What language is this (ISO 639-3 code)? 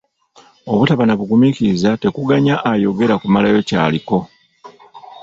lug